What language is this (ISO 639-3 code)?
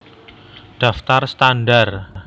jav